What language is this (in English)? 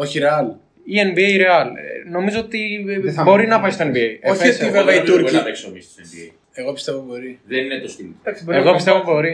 Greek